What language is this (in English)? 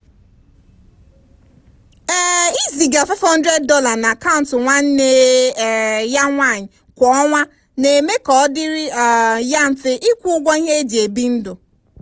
Igbo